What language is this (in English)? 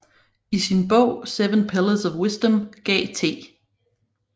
Danish